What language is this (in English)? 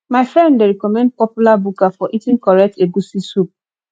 Nigerian Pidgin